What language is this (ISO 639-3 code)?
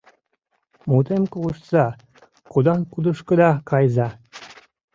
chm